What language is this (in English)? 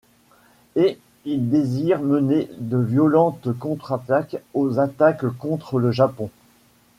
French